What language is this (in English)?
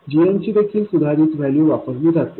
Marathi